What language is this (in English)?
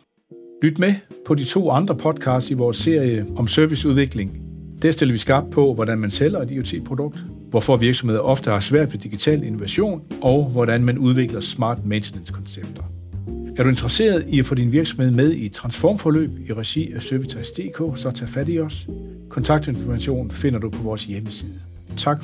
Danish